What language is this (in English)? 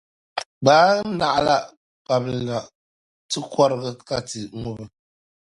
Dagbani